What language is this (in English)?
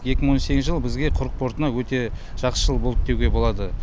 Kazakh